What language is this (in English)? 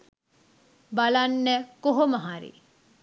Sinhala